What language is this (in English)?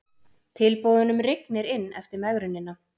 Icelandic